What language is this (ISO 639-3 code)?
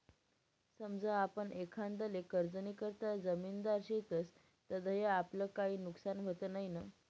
mar